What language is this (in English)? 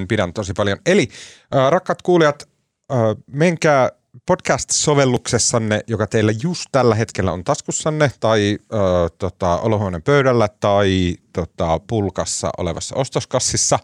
Finnish